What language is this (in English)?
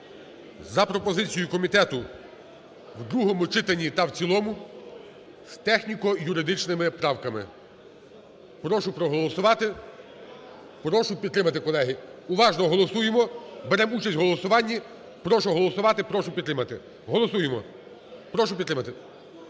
Ukrainian